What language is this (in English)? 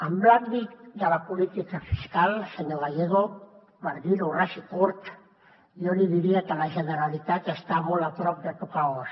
Catalan